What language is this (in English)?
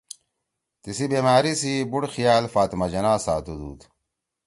Torwali